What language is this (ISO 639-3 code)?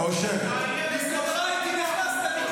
heb